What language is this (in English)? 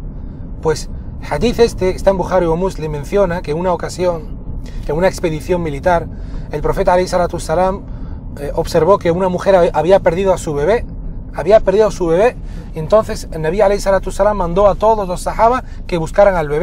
Spanish